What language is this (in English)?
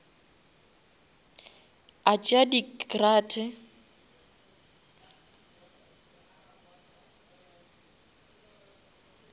Northern Sotho